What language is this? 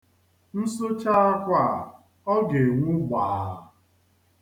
Igbo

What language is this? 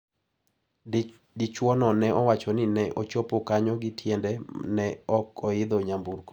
Luo (Kenya and Tanzania)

